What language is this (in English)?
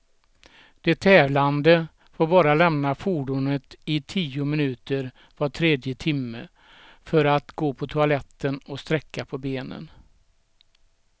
Swedish